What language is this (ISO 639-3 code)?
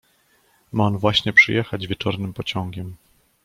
pol